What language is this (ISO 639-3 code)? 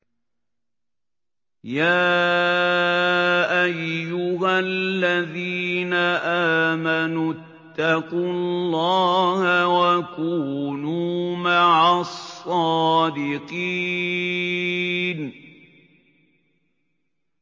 ara